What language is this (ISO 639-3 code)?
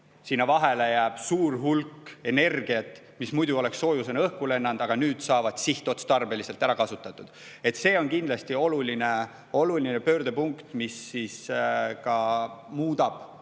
est